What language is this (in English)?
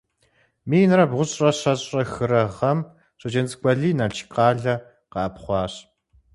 Kabardian